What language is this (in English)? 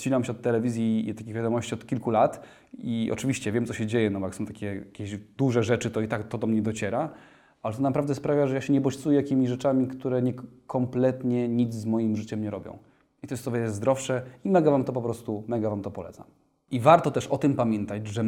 Polish